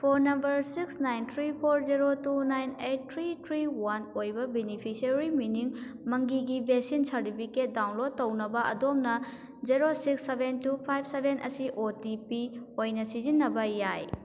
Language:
Manipuri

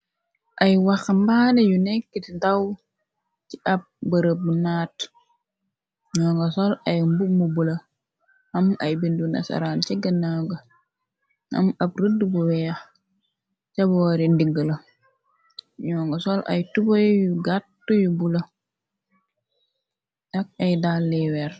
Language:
Wolof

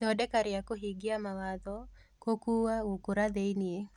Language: Kikuyu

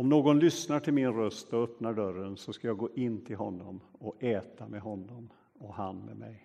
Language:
Swedish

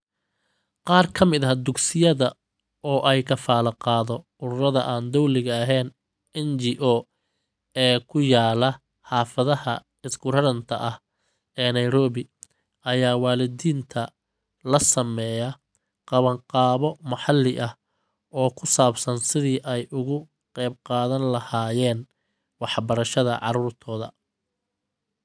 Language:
Somali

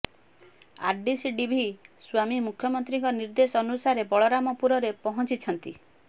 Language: Odia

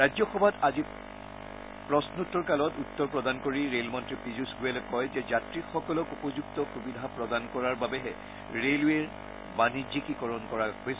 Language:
Assamese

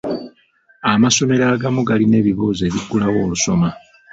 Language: Ganda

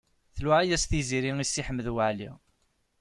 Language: Kabyle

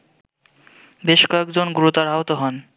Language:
Bangla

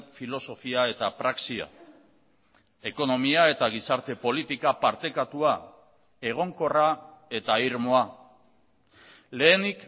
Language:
Basque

